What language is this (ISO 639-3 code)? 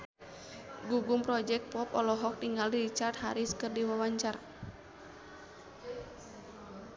sun